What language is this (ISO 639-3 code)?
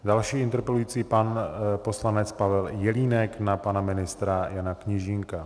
ces